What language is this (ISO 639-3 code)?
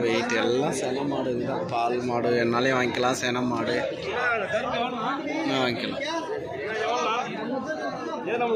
ara